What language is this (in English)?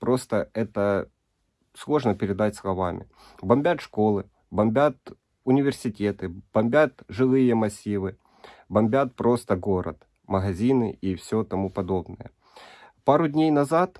Russian